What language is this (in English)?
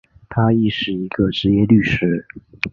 Chinese